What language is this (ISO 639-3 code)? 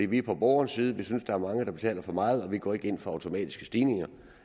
dan